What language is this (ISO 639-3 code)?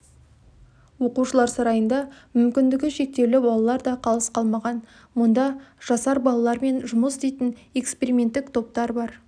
kaz